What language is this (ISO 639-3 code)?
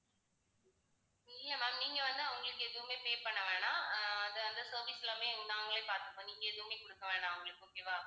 tam